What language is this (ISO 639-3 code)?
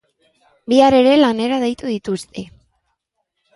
eus